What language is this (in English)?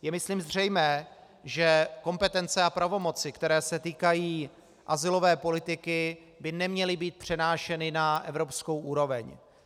Czech